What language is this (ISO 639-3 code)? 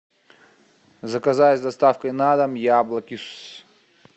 rus